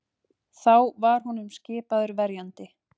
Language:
Icelandic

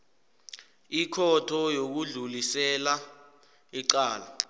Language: South Ndebele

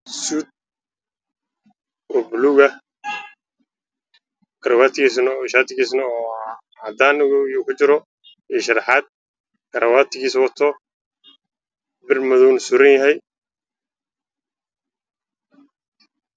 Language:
Somali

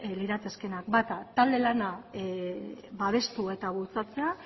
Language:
Basque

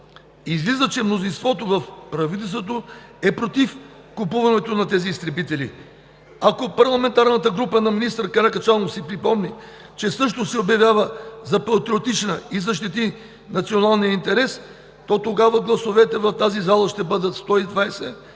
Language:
Bulgarian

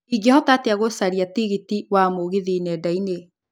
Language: Kikuyu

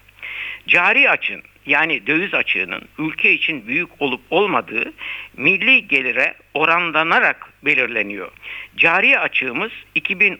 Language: Turkish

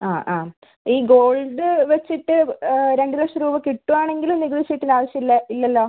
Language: Malayalam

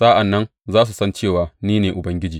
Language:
Hausa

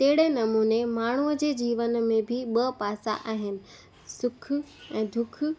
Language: Sindhi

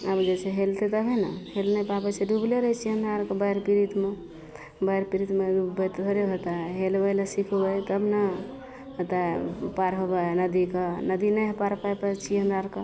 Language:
Maithili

